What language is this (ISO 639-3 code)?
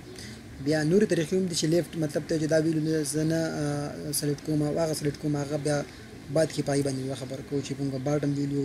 fil